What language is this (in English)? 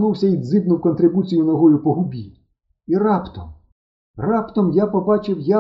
Ukrainian